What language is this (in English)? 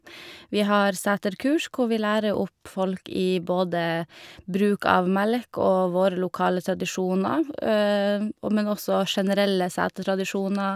Norwegian